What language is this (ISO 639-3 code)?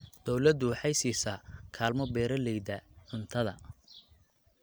som